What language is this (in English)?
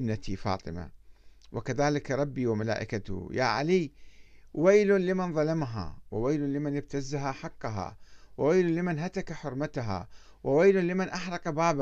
Arabic